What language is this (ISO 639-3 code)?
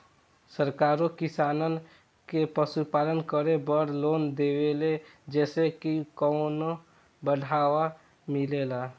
bho